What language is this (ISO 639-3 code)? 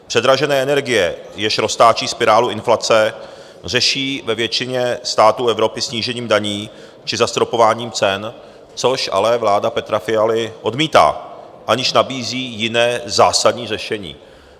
ces